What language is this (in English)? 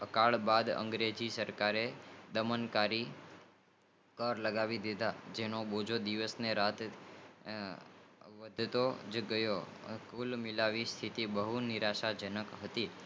Gujarati